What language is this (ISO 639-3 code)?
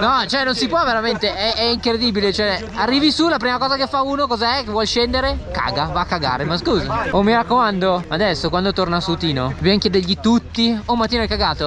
ita